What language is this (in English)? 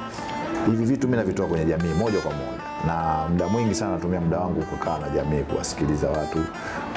Swahili